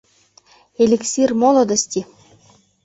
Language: Mari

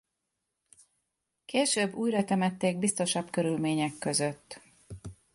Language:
Hungarian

